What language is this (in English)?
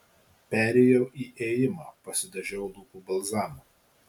Lithuanian